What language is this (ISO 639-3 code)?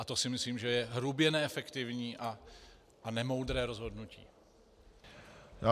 ces